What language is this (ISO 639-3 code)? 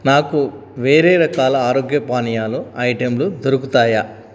tel